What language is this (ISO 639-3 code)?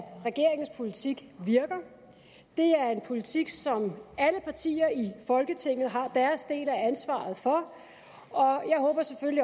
dan